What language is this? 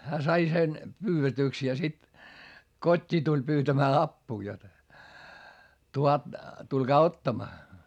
Finnish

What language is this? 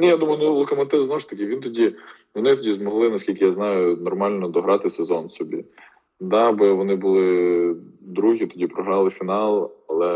Ukrainian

